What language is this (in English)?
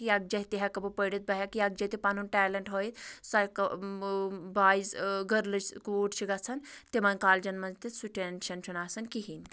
Kashmiri